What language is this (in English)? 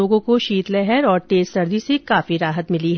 Hindi